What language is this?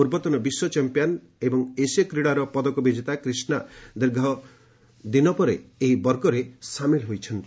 Odia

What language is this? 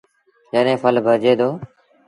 Sindhi Bhil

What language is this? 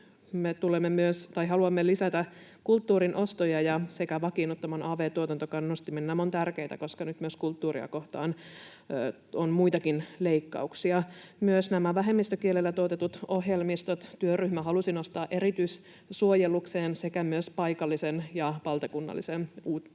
Finnish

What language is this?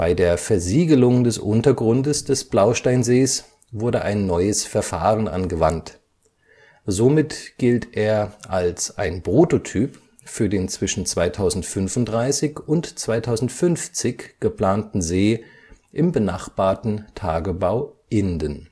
German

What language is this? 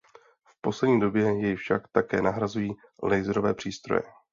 Czech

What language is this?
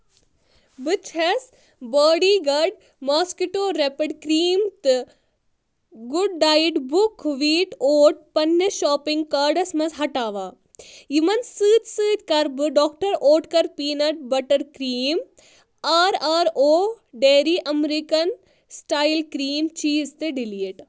Kashmiri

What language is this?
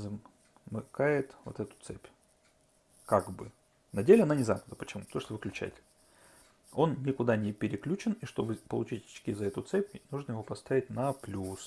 Russian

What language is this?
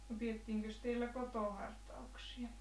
Finnish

